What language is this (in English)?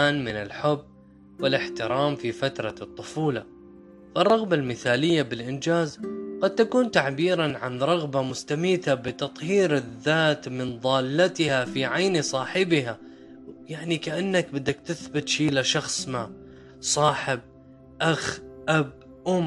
Arabic